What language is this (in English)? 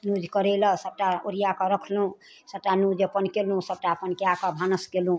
Maithili